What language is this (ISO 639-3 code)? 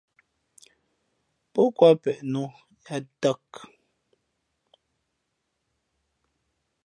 fmp